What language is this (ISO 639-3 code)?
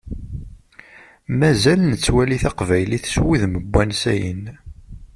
kab